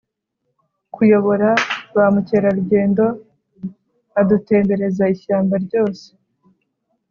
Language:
Kinyarwanda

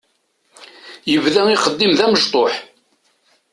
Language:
Kabyle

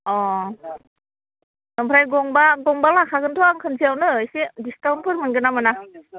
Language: Bodo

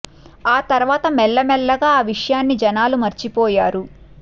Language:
Telugu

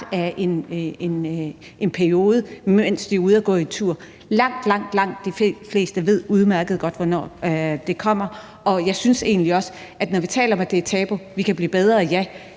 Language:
Danish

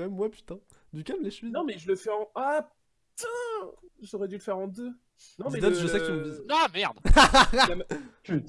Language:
French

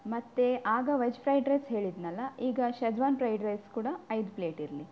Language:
Kannada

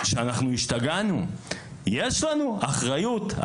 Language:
Hebrew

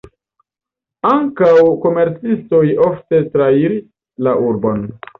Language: Esperanto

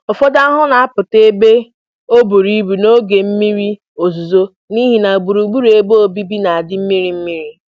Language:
Igbo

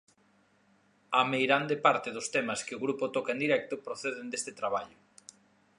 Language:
Galician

